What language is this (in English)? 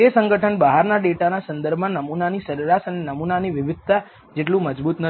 Gujarati